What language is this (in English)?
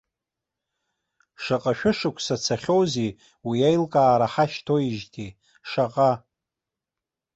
Abkhazian